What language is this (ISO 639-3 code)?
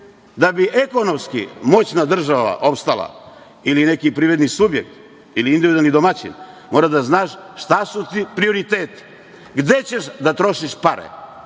srp